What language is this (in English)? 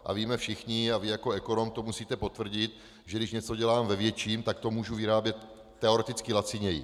Czech